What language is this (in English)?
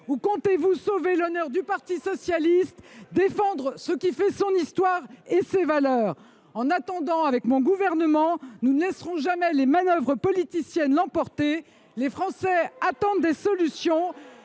French